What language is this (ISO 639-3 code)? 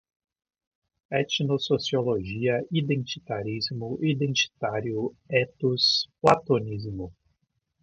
por